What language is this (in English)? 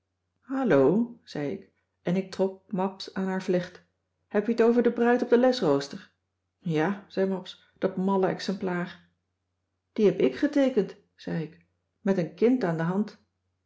Dutch